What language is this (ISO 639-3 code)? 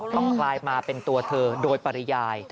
tha